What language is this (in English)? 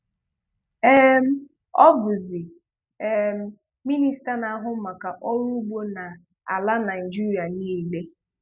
Igbo